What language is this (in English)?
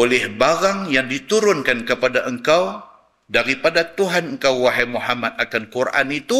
Malay